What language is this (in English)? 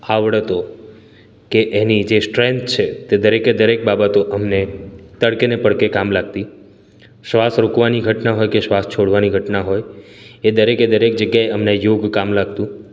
Gujarati